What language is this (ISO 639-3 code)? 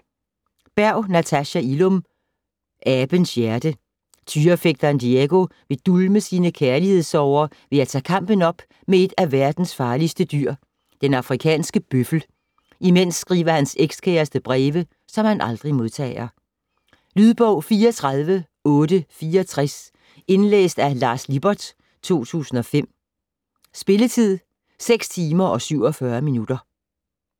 dan